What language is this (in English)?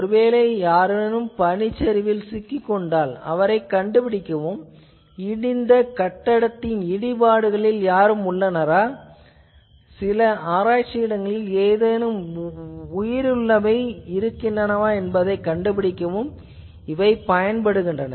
Tamil